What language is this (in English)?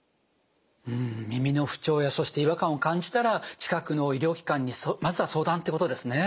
Japanese